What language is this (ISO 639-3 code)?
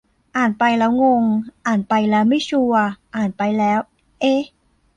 tha